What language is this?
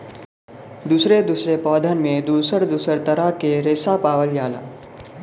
Bhojpuri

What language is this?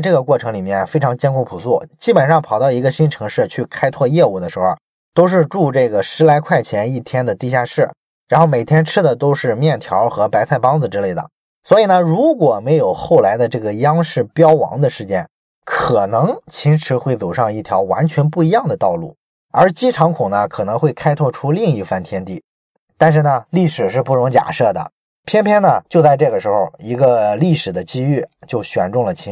Chinese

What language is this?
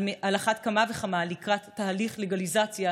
Hebrew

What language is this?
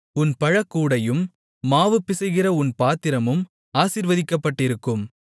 Tamil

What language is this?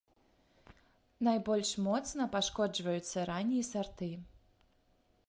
Belarusian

